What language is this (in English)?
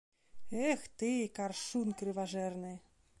Belarusian